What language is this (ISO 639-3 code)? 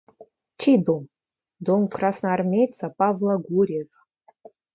rus